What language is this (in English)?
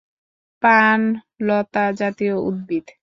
Bangla